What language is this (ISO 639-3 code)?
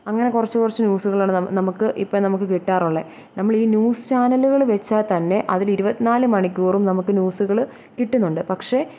mal